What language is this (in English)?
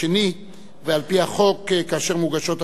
Hebrew